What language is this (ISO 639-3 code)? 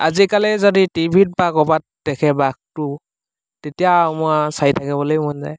asm